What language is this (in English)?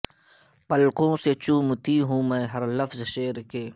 Urdu